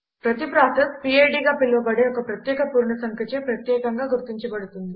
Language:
Telugu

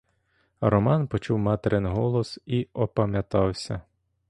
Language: Ukrainian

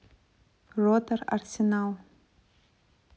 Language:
Russian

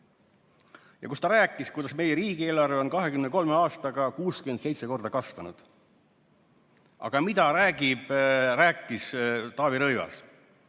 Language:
Estonian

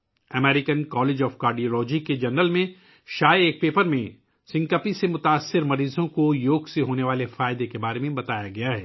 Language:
Urdu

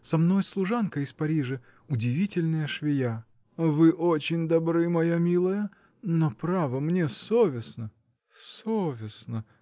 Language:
Russian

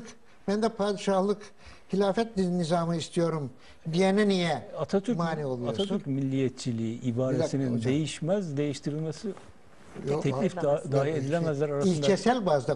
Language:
Turkish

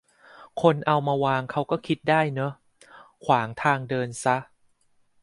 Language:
Thai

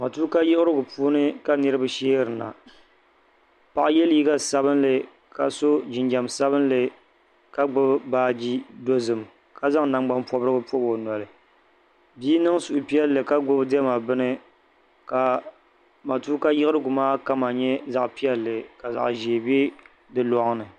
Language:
Dagbani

